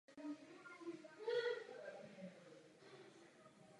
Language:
Czech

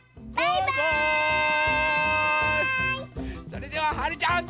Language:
Japanese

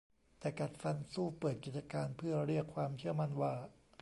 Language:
Thai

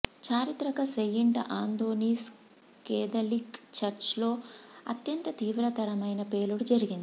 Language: Telugu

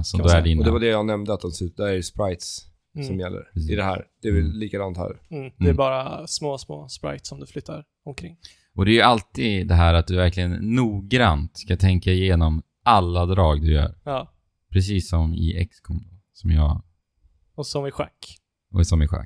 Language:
Swedish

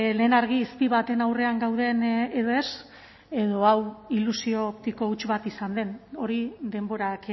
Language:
Basque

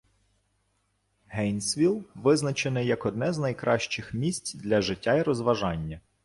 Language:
Ukrainian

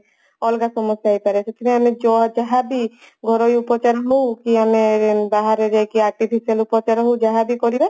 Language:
Odia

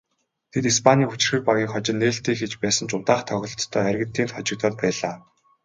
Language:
Mongolian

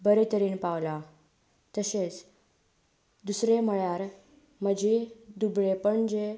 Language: Konkani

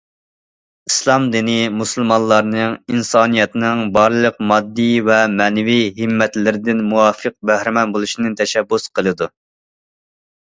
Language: Uyghur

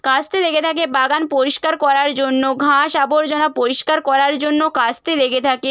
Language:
Bangla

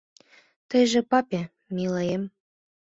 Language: Mari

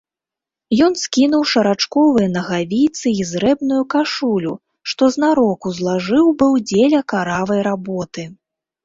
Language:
Belarusian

